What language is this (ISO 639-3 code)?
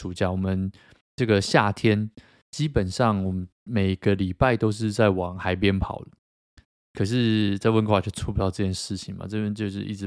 zho